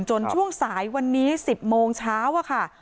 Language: Thai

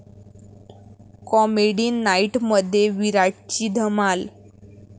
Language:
Marathi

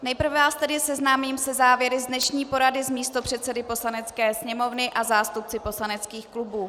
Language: Czech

